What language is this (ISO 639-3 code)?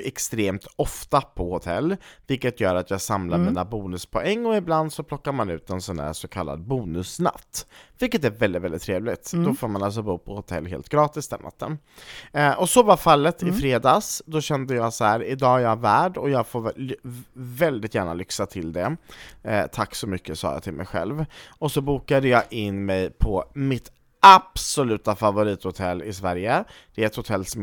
swe